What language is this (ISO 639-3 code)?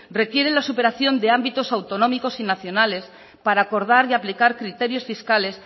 spa